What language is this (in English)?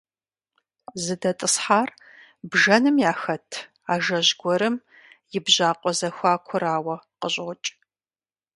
Kabardian